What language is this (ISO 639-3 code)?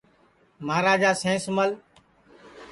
ssi